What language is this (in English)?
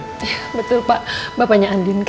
Indonesian